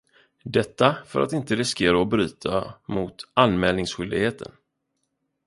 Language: Swedish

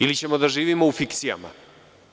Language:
Serbian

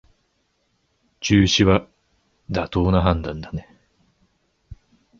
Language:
Japanese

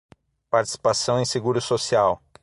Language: Portuguese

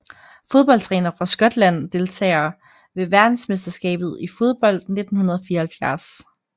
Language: Danish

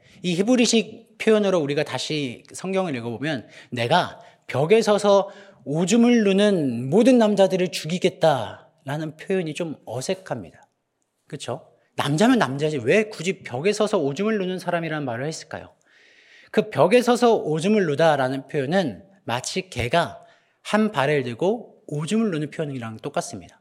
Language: Korean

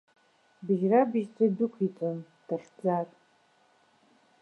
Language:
Abkhazian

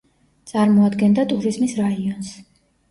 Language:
Georgian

